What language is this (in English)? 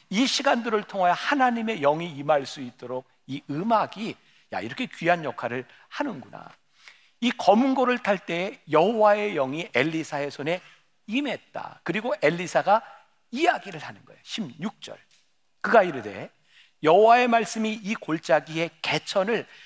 Korean